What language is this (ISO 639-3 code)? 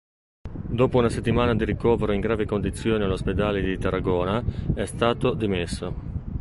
ita